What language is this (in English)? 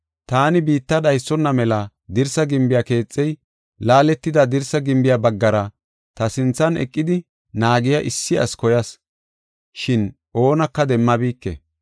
Gofa